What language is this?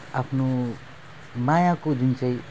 Nepali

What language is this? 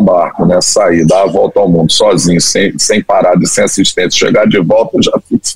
Portuguese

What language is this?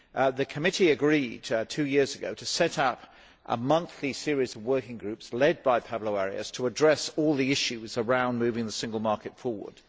English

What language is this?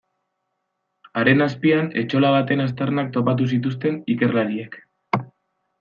Basque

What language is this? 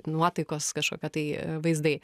Lithuanian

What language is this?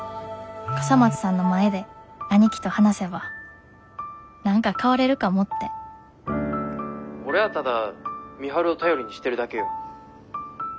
Japanese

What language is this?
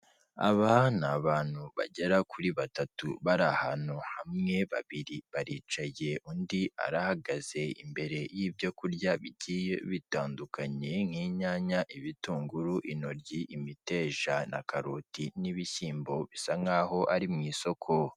Kinyarwanda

